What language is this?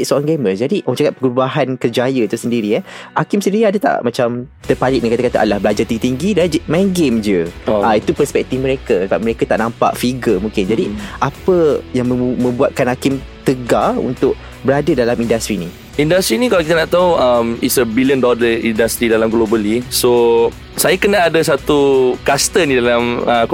Malay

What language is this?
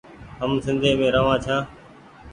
Goaria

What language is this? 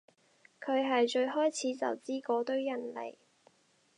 Cantonese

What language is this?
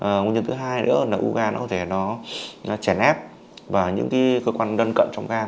Vietnamese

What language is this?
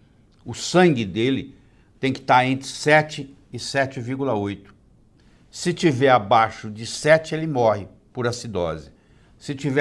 Portuguese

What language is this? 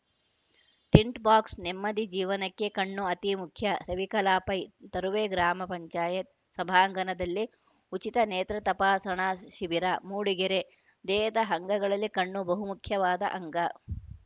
Kannada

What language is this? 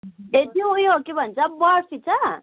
Nepali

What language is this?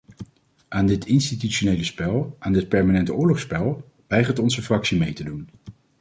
Dutch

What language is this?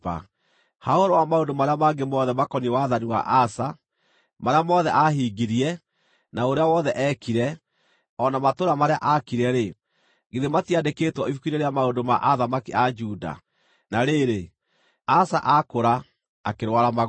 Kikuyu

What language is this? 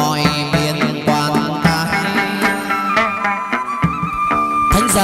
Vietnamese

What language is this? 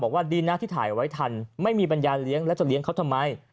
Thai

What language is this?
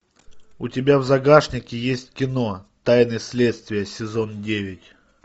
Russian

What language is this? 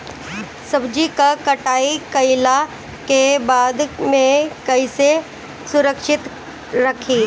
Bhojpuri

